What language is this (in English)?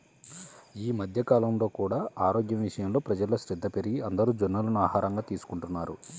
Telugu